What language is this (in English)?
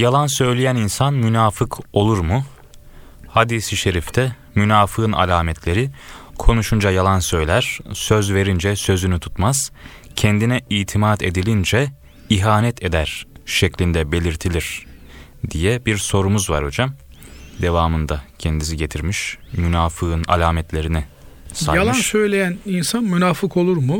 Turkish